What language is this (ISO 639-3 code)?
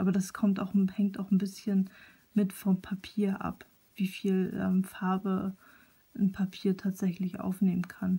deu